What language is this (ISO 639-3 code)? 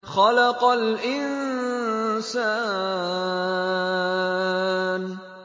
ara